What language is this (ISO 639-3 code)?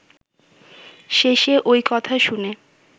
ben